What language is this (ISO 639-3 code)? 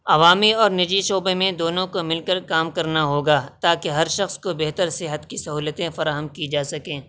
urd